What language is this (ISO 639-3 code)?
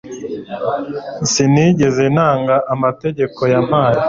kin